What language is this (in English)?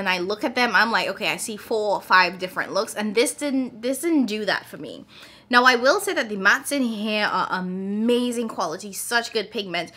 English